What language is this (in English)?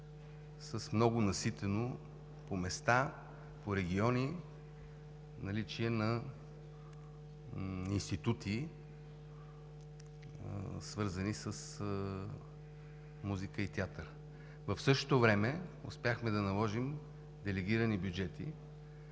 Bulgarian